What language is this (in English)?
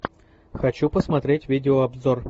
Russian